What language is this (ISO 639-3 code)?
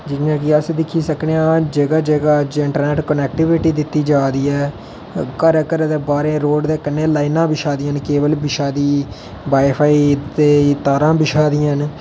doi